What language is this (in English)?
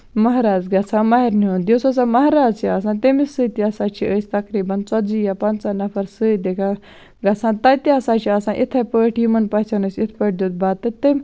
Kashmiri